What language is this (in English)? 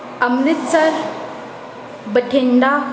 Punjabi